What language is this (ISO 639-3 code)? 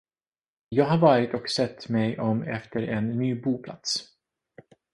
swe